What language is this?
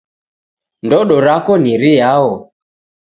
Taita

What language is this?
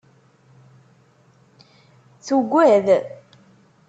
Kabyle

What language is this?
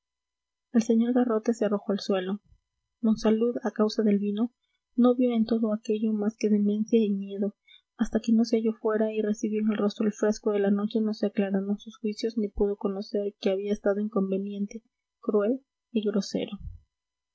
Spanish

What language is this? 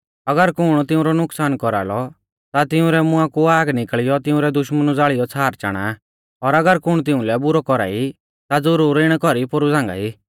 Mahasu Pahari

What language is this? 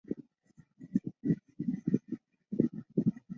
Chinese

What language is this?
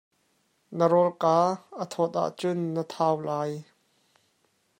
Hakha Chin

